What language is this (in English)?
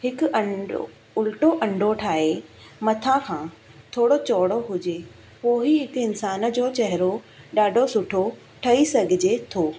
Sindhi